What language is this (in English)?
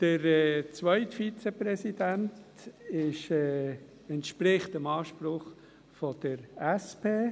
Swiss German